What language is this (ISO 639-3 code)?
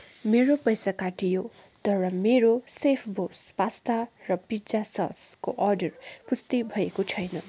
nep